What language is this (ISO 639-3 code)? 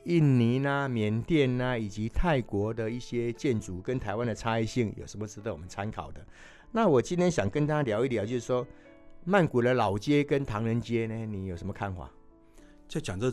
zho